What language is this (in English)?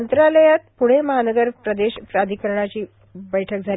Marathi